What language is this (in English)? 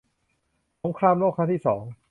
Thai